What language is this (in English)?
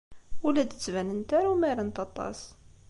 Kabyle